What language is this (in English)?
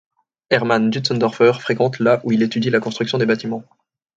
French